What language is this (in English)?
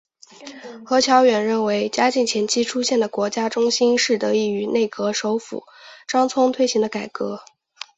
Chinese